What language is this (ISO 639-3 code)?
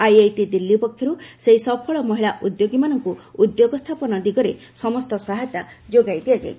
ori